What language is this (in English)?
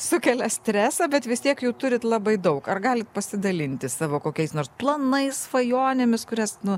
Lithuanian